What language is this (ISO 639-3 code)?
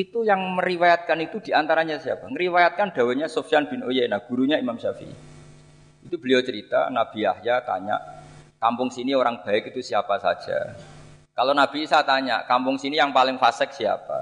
ind